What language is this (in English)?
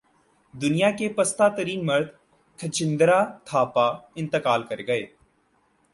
Urdu